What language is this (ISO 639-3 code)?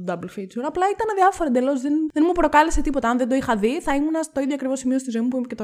ell